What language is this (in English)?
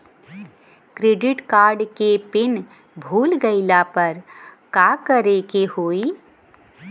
Bhojpuri